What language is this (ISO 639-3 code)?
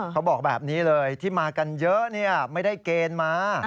tha